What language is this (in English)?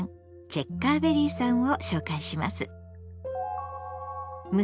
Japanese